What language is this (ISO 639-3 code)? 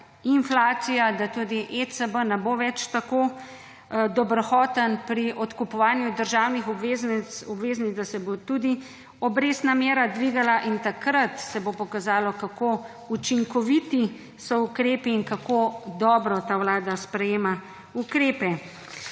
slv